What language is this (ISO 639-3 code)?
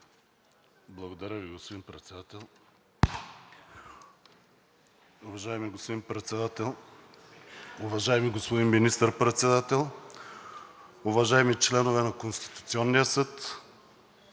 bul